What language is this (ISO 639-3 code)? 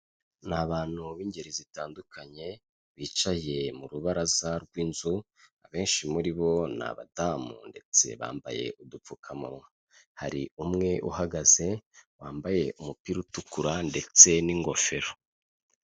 kin